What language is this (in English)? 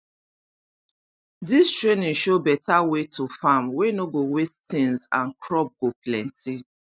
Nigerian Pidgin